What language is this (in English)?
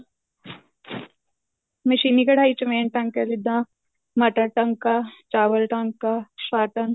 Punjabi